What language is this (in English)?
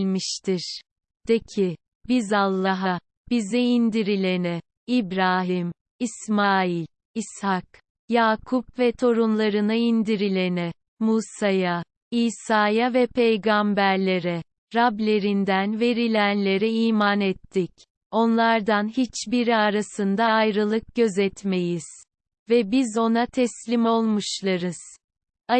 Turkish